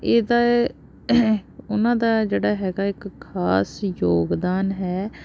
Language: Punjabi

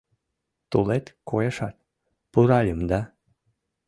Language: Mari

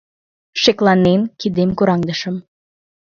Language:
Mari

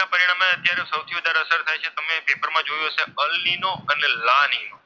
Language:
Gujarati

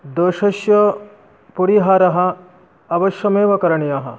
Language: Sanskrit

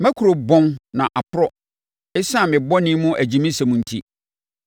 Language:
Akan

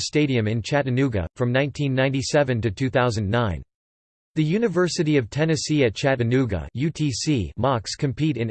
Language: English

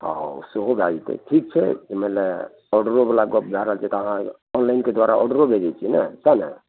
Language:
Maithili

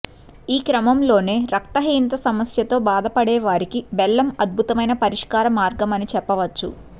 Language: Telugu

